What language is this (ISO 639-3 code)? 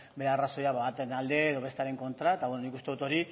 eus